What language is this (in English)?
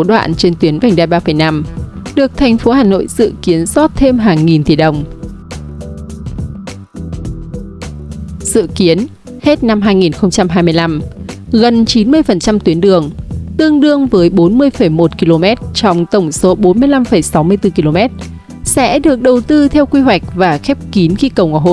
Vietnamese